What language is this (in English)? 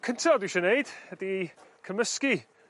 Welsh